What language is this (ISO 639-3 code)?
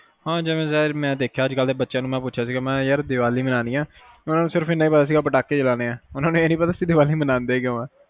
pan